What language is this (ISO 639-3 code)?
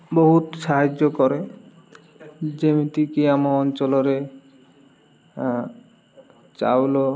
ori